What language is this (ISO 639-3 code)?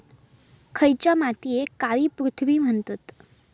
mar